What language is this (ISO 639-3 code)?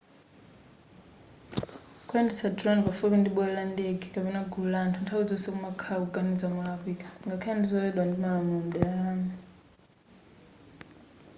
nya